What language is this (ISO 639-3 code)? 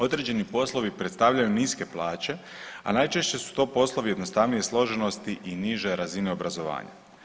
hrv